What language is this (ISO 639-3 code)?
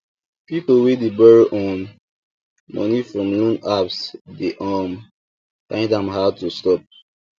pcm